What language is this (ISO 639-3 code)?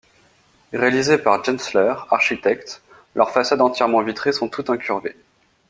fra